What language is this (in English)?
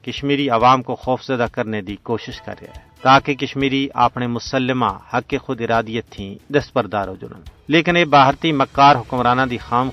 Urdu